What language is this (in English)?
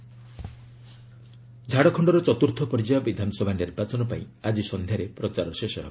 Odia